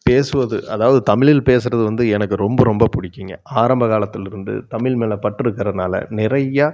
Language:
Tamil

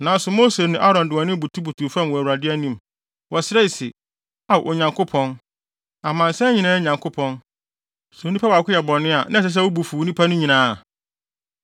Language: Akan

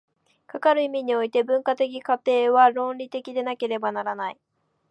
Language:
Japanese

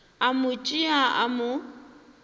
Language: Northern Sotho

